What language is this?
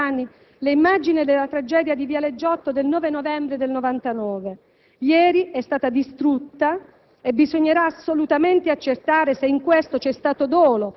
Italian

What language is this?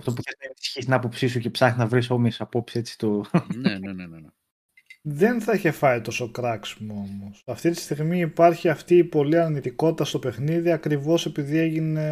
Greek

